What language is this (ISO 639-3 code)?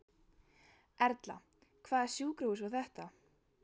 isl